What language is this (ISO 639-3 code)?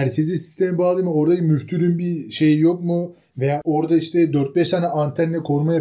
tur